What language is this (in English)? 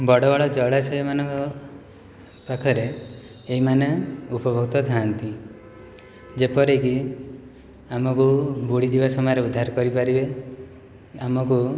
Odia